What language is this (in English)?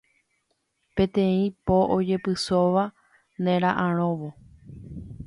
Guarani